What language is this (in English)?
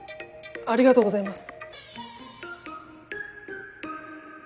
Japanese